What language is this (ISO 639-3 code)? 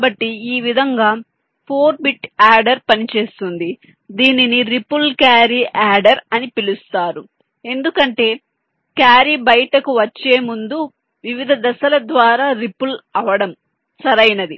tel